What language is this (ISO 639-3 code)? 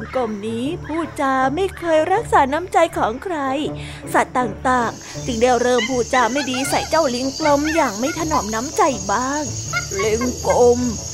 tha